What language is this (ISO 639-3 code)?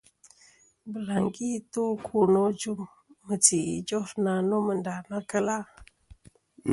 bkm